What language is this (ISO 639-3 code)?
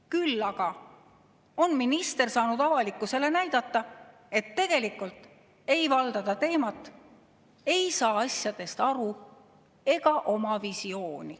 est